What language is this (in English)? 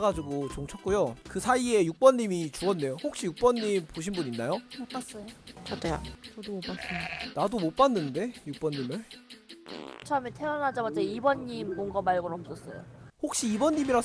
Korean